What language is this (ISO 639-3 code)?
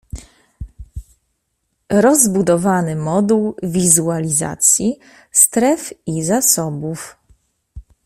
pol